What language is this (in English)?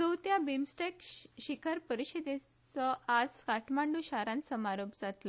Konkani